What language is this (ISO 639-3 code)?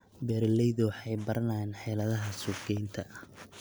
som